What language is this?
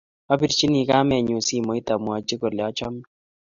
Kalenjin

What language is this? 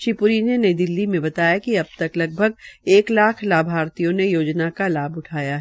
Hindi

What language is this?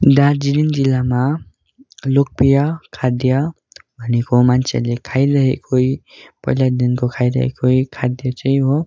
Nepali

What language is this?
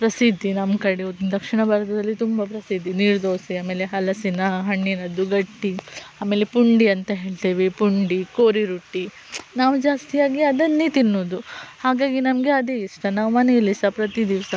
Kannada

